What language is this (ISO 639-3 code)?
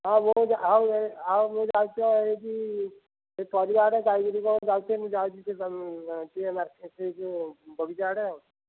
ori